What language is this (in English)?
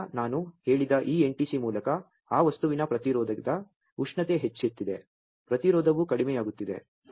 Kannada